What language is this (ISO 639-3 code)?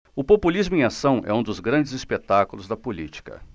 por